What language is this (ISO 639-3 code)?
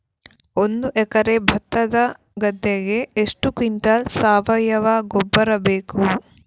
kan